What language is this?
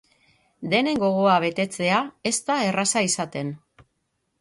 Basque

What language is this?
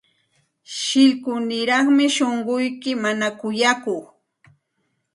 Santa Ana de Tusi Pasco Quechua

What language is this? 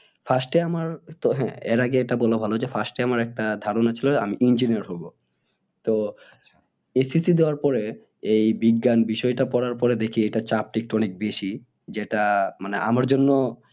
Bangla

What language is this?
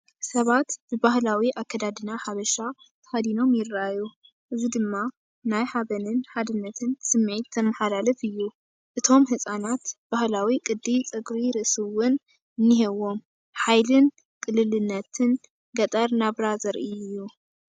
Tigrinya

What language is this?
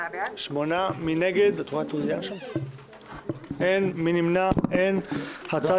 Hebrew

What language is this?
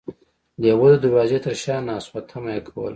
Pashto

